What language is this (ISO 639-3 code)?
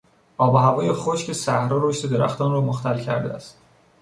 fas